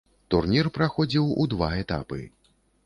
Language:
Belarusian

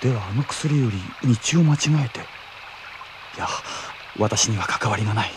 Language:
Japanese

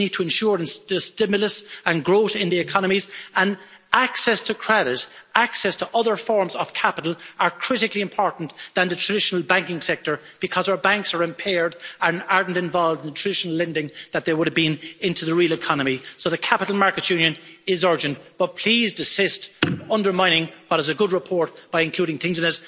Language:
English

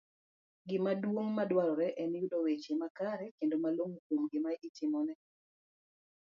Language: Luo (Kenya and Tanzania)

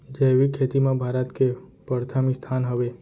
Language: Chhattisgarhi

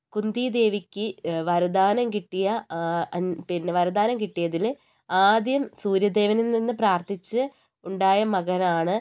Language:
Malayalam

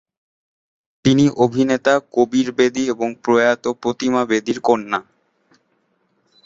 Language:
Bangla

